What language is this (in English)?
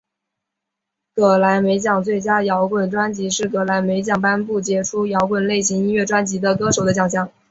Chinese